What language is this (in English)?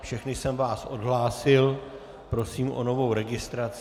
Czech